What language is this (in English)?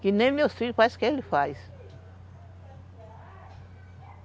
Portuguese